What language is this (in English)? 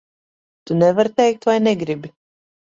Latvian